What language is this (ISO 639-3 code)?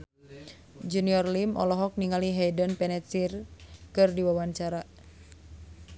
sun